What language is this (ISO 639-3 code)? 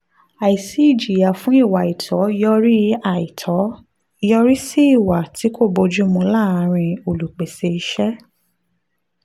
yor